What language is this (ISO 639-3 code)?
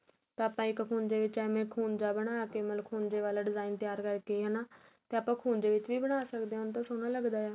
pan